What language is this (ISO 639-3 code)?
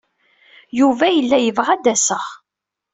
kab